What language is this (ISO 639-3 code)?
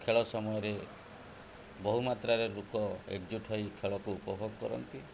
ori